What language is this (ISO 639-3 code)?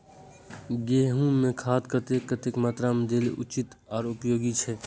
mai